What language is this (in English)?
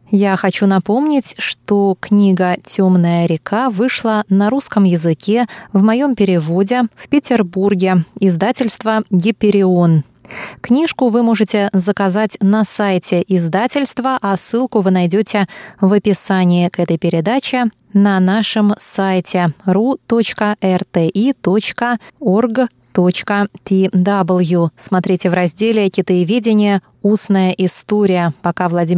Russian